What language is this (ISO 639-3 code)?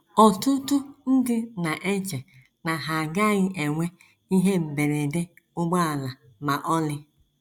ibo